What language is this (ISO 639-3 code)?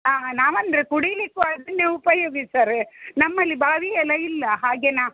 kan